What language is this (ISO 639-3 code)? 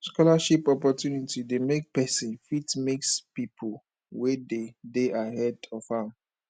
pcm